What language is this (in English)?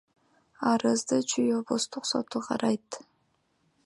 Kyrgyz